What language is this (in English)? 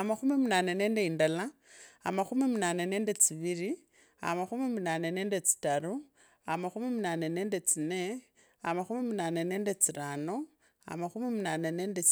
Kabras